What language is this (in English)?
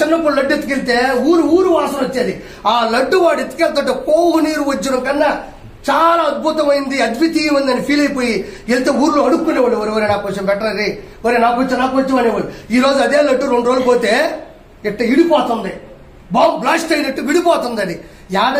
Telugu